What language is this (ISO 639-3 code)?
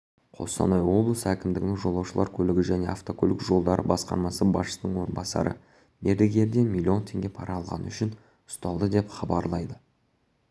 kaz